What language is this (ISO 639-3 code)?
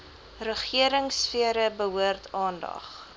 afr